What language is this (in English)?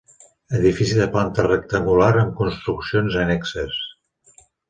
Catalan